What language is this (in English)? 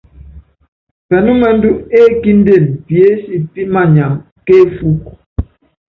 Yangben